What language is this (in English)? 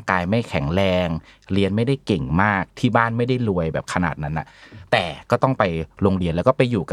Thai